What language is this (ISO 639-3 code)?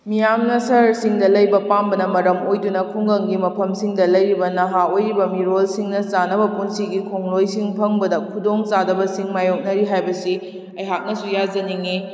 mni